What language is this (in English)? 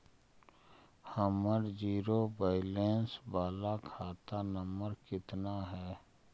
Magahi